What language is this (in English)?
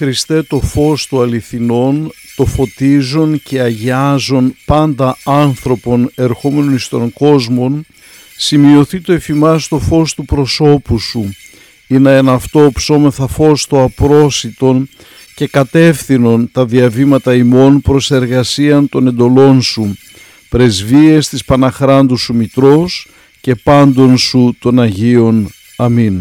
Greek